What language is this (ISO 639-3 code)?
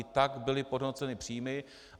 ces